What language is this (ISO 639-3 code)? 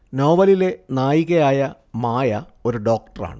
mal